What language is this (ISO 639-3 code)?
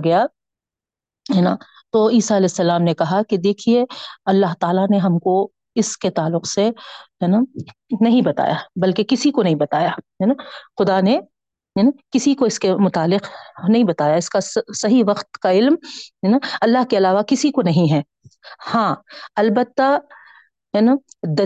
urd